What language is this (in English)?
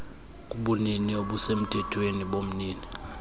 Xhosa